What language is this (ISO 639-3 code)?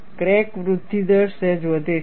guj